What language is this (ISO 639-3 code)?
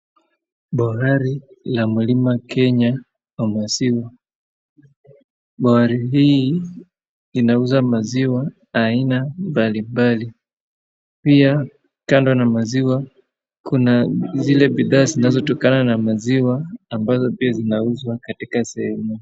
swa